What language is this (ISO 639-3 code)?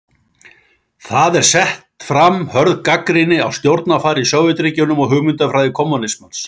isl